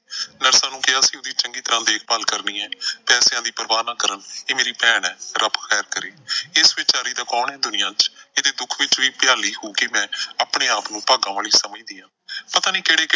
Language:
Punjabi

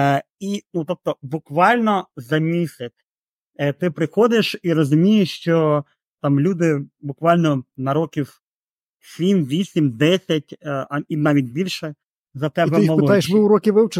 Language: Ukrainian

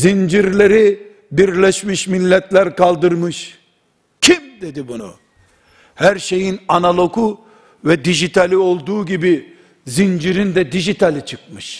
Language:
Turkish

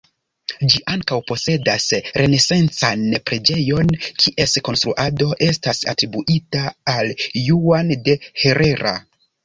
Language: Esperanto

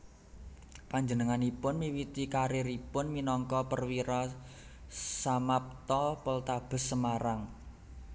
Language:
Javanese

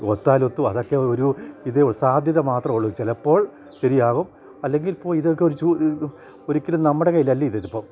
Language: Malayalam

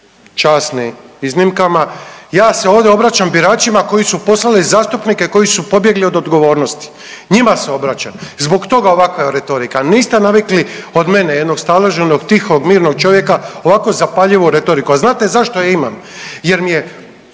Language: Croatian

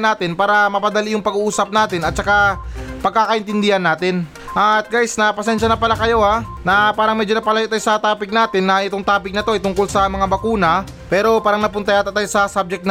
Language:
Filipino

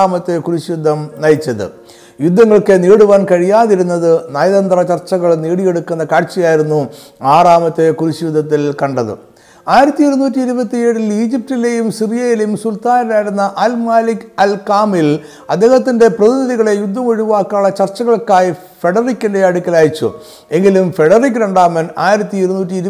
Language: Malayalam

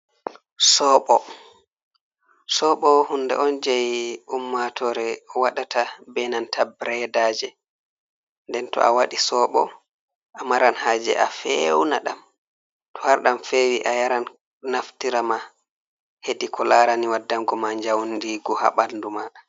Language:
Fula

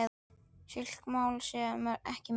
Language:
Icelandic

